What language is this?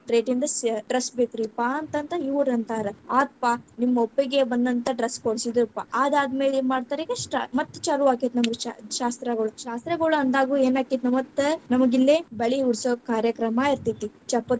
Kannada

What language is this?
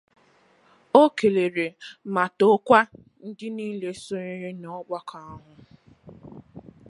Igbo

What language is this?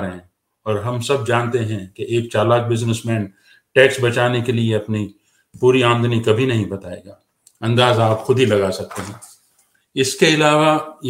Urdu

